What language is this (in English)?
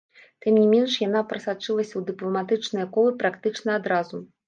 Belarusian